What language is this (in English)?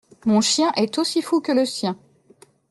French